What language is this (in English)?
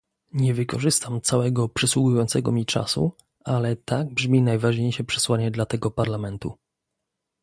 Polish